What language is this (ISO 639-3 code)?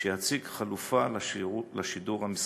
heb